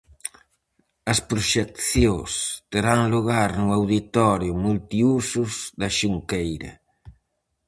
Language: Galician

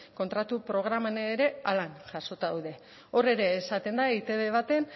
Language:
Basque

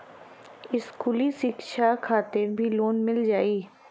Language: Bhojpuri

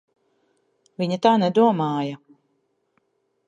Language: Latvian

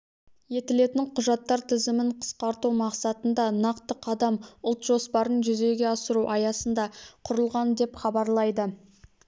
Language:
Kazakh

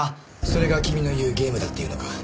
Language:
Japanese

